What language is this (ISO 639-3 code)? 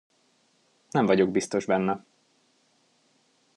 hun